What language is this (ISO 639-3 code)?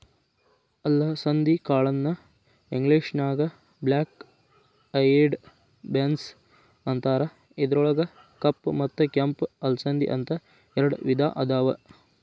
kan